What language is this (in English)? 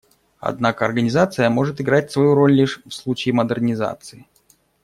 Russian